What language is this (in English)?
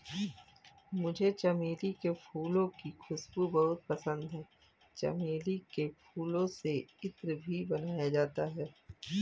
Hindi